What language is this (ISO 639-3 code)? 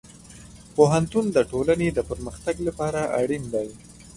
pus